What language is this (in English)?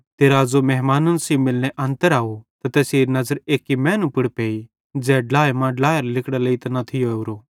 Bhadrawahi